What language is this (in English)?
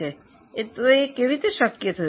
Gujarati